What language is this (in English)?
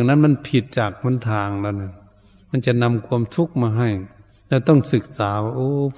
Thai